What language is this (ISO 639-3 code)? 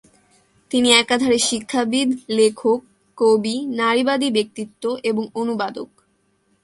ben